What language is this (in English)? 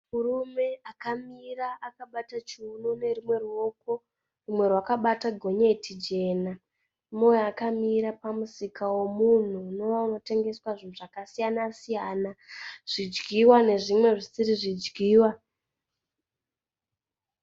Shona